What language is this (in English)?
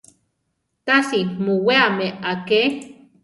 Central Tarahumara